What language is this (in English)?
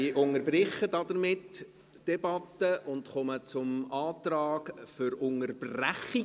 Swiss German